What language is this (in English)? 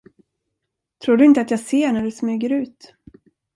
Swedish